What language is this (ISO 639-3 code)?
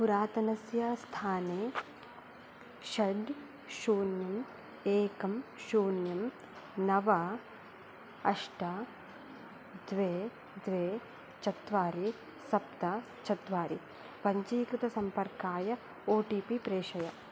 san